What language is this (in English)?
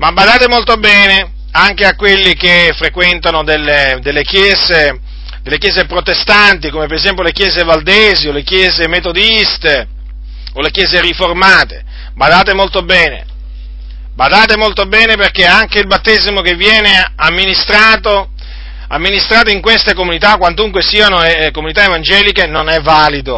Italian